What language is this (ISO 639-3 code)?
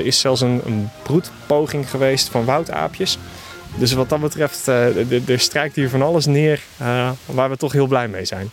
nld